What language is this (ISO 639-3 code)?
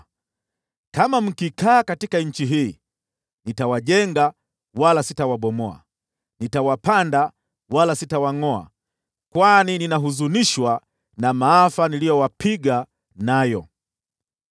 swa